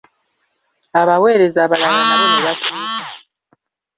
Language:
Ganda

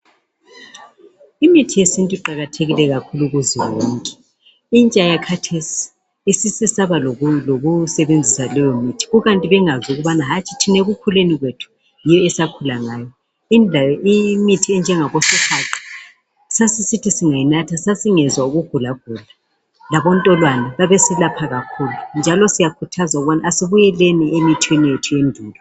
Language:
North Ndebele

